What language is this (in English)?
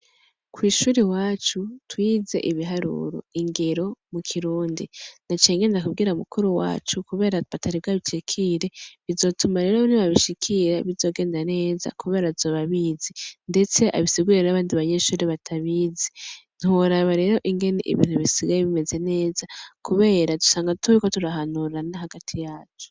Rundi